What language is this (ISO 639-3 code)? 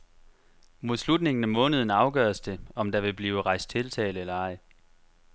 dan